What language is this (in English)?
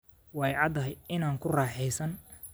Somali